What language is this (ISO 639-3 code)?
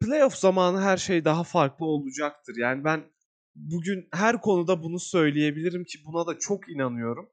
tur